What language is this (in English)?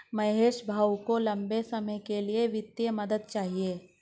Hindi